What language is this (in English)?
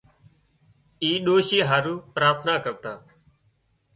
Wadiyara Koli